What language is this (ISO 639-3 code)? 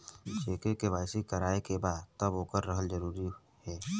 bho